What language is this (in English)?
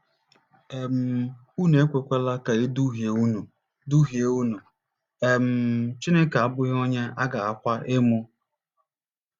Igbo